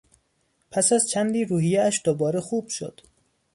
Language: Persian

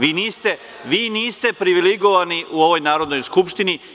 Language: Serbian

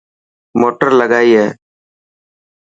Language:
Dhatki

